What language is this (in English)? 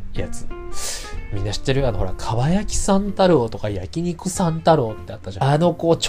Japanese